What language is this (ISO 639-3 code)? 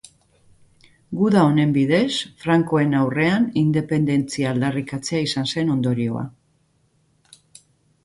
eus